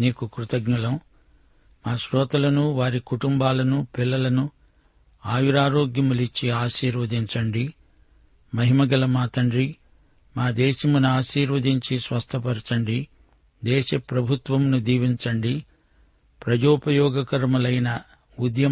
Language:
Telugu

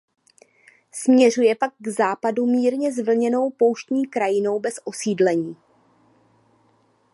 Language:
Czech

